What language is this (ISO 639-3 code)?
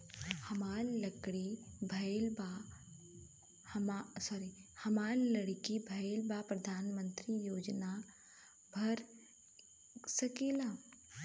bho